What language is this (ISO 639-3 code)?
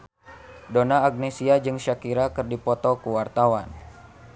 sun